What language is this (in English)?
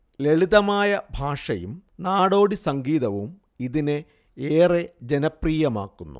Malayalam